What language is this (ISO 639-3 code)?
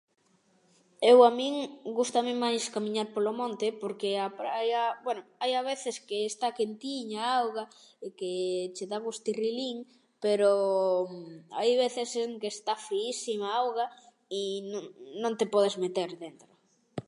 glg